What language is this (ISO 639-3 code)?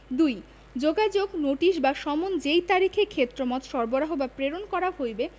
ben